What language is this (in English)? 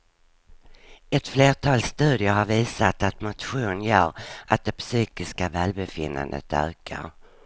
Swedish